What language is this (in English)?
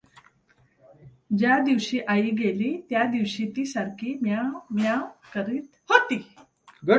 Marathi